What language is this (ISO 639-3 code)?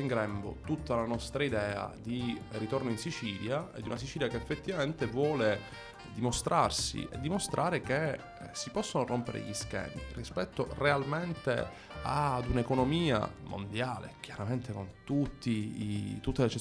ita